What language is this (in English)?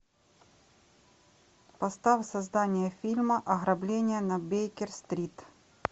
Russian